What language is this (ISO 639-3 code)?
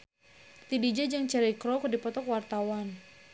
sun